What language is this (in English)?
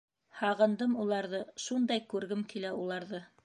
Bashkir